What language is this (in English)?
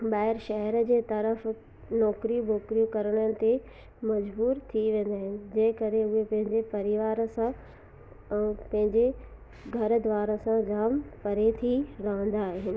Sindhi